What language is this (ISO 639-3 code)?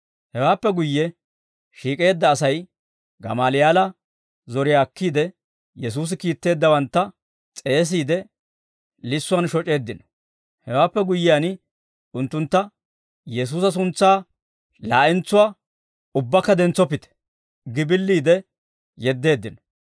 dwr